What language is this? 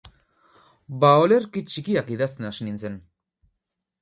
Basque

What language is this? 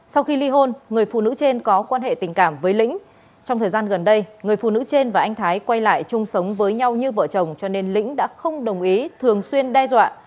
Vietnamese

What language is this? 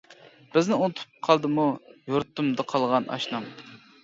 Uyghur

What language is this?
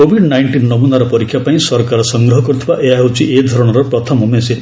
Odia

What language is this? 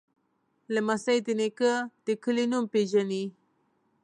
Pashto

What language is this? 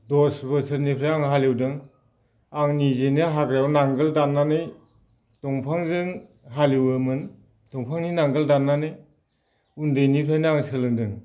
Bodo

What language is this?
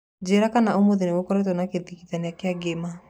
Kikuyu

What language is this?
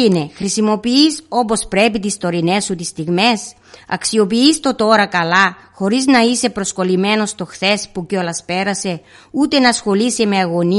Greek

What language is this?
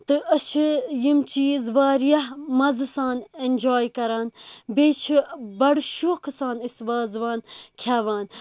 Kashmiri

